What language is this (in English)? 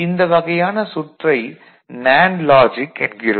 Tamil